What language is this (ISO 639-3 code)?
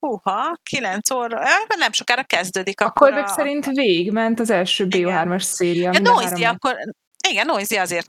hun